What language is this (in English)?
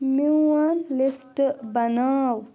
Kashmiri